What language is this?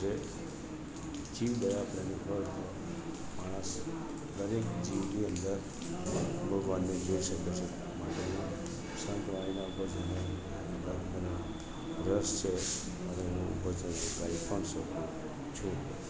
Gujarati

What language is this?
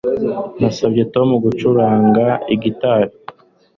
Kinyarwanda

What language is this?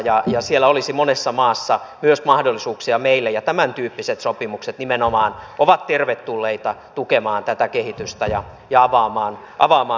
Finnish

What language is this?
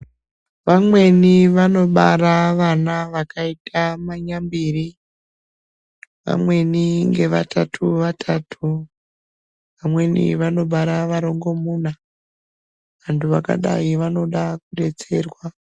Ndau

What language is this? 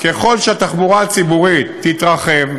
Hebrew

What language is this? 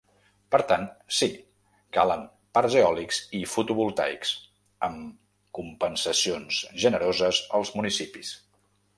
Catalan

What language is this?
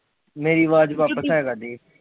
Punjabi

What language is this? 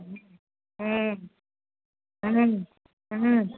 Maithili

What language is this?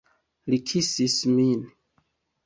Esperanto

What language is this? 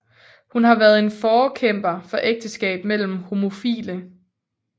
Danish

